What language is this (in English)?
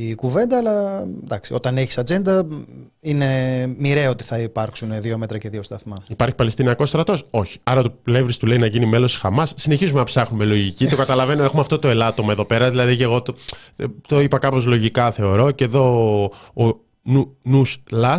Greek